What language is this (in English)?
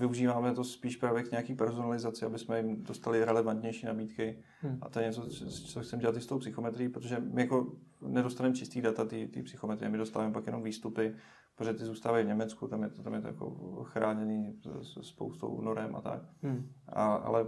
Czech